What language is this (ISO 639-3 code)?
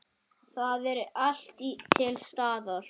isl